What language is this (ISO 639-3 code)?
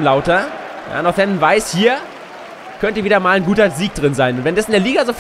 deu